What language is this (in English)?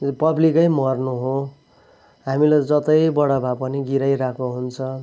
Nepali